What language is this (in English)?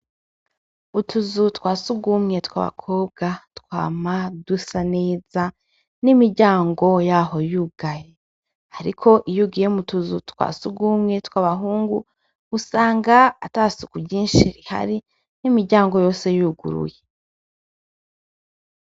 Rundi